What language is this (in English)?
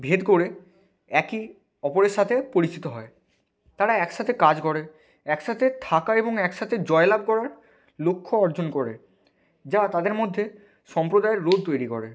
Bangla